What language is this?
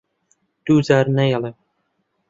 Central Kurdish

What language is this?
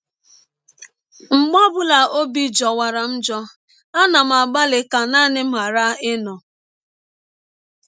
Igbo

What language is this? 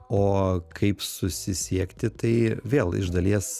Lithuanian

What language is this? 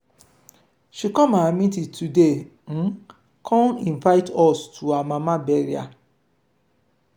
Nigerian Pidgin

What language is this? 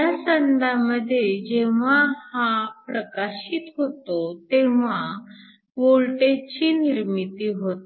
Marathi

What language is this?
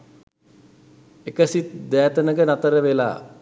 Sinhala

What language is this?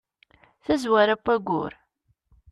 Kabyle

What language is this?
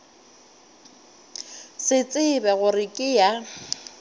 Northern Sotho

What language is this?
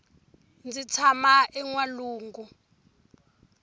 Tsonga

